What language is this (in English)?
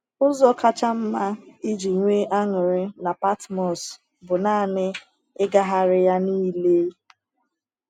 Igbo